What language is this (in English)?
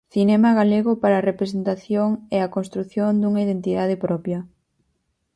Galician